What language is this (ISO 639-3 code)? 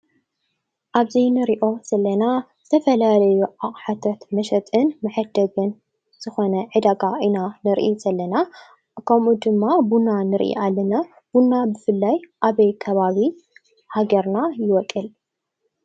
tir